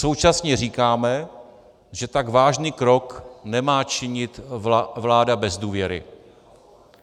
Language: Czech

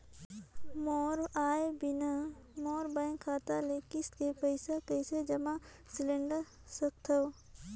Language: Chhattisgarhi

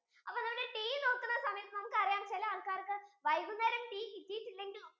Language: Malayalam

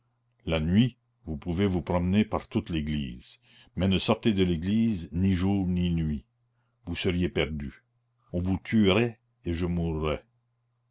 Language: French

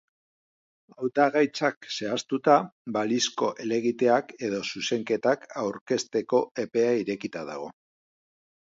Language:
Basque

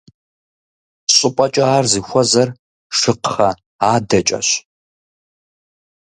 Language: Kabardian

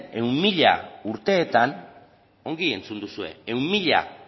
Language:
Basque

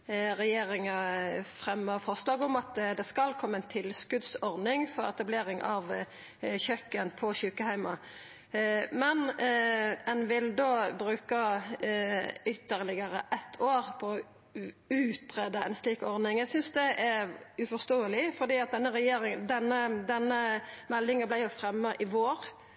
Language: Norwegian Nynorsk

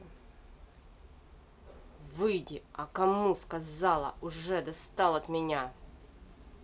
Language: Russian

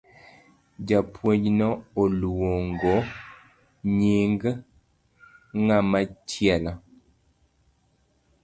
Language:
Luo (Kenya and Tanzania)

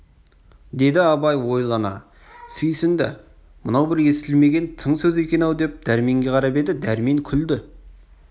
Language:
Kazakh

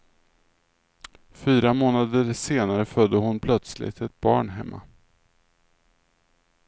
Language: Swedish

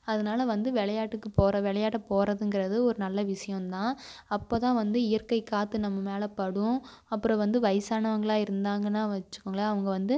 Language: Tamil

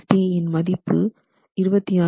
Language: Tamil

